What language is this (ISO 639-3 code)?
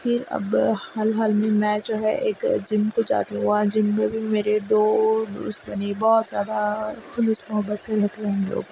urd